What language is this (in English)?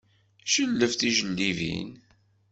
Kabyle